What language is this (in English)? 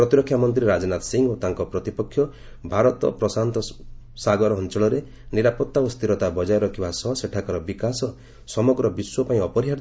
Odia